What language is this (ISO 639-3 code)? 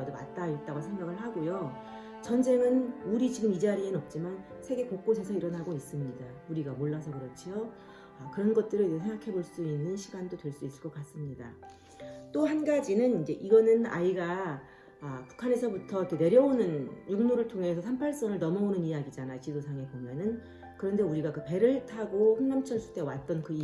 kor